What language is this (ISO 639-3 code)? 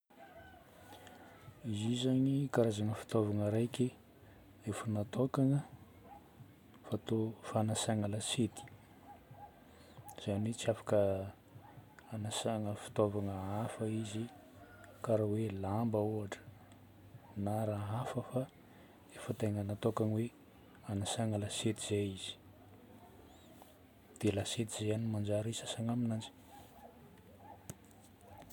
bmm